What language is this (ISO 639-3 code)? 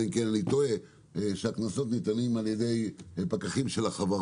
heb